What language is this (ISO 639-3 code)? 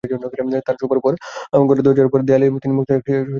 ben